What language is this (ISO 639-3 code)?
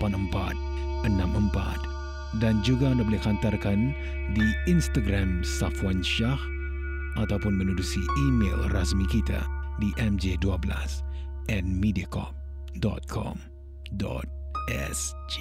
msa